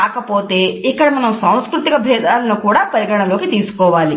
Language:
Telugu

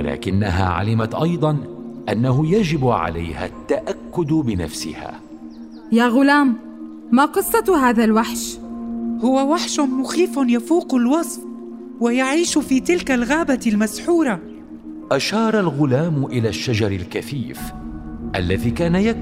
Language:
Arabic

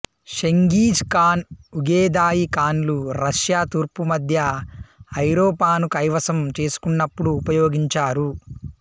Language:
Telugu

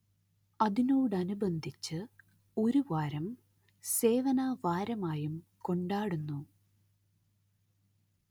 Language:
Malayalam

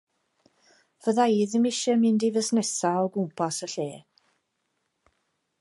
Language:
Welsh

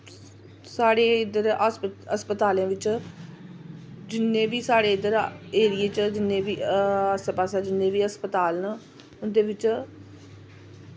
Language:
Dogri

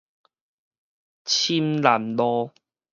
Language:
Min Nan Chinese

